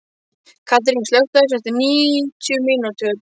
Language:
Icelandic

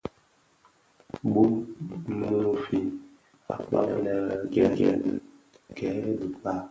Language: Bafia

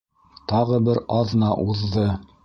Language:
Bashkir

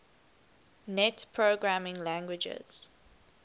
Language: English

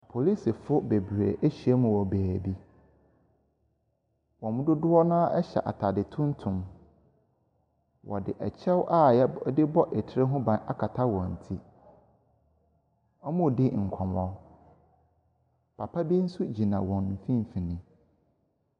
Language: Akan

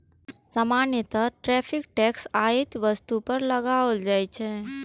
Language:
Maithili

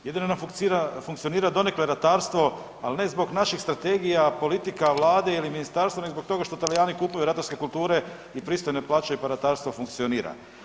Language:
Croatian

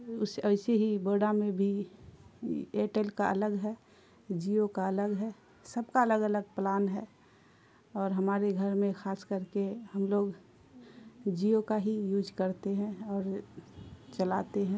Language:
Urdu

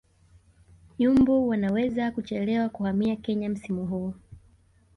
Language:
Swahili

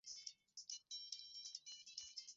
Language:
Swahili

